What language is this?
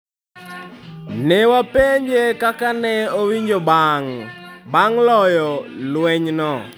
Luo (Kenya and Tanzania)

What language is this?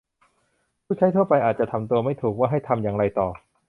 Thai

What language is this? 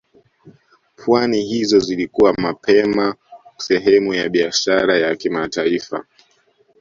Swahili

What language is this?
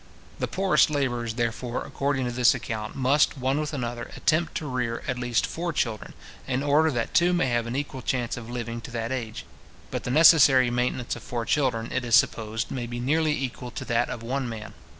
English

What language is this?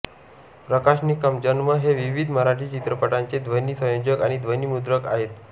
Marathi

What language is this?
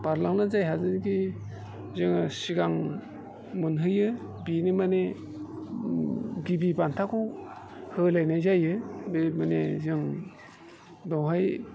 Bodo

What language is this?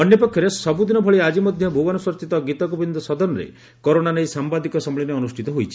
Odia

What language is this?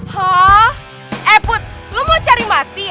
Indonesian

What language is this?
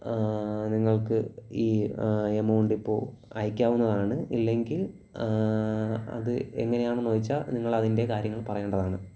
Malayalam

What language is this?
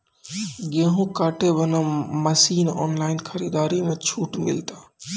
Maithili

